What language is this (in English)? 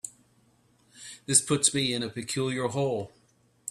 English